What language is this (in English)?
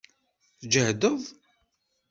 Kabyle